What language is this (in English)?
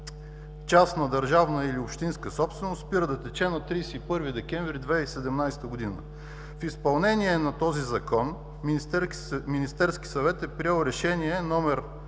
Bulgarian